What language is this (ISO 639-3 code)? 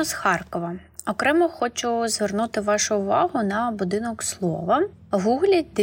ukr